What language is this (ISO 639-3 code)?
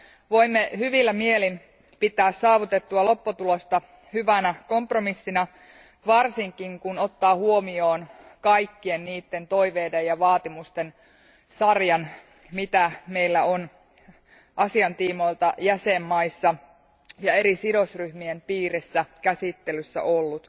fin